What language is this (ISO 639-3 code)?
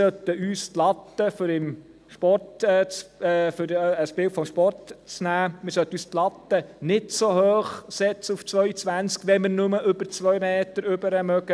gsw